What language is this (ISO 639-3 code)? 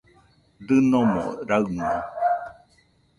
hux